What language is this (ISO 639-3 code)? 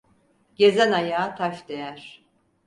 tur